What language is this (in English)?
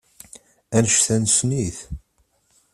Kabyle